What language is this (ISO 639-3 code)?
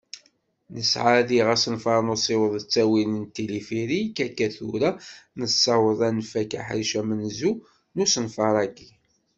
kab